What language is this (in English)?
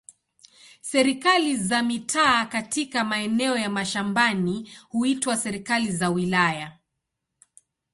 Swahili